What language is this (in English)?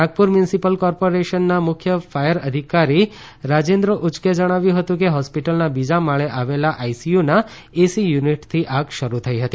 Gujarati